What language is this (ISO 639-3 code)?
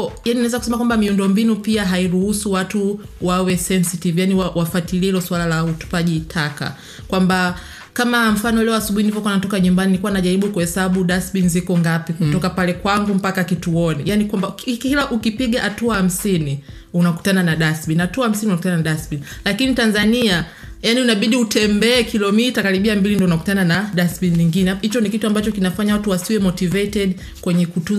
swa